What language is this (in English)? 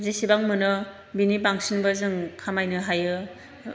Bodo